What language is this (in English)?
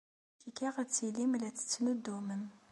Kabyle